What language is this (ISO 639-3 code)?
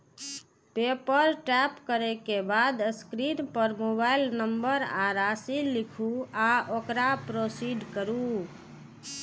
mai